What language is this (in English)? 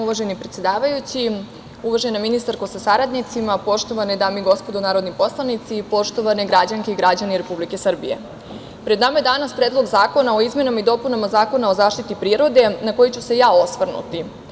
Serbian